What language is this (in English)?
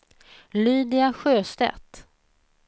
Swedish